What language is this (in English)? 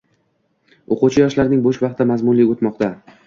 Uzbek